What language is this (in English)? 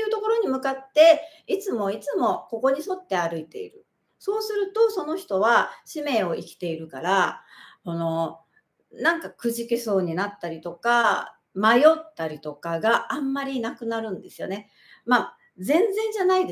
Japanese